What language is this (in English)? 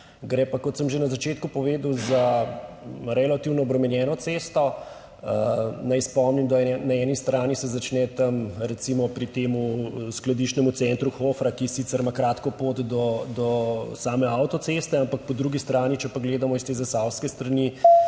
Slovenian